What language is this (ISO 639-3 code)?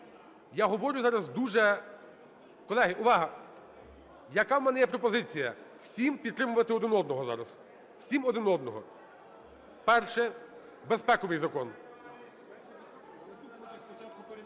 ukr